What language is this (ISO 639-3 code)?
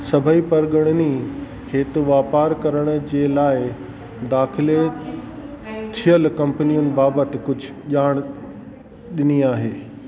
snd